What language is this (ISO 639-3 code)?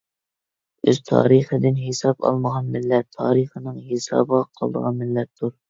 uig